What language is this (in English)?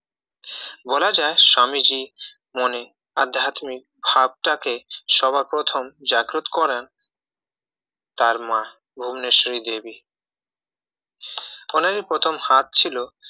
Bangla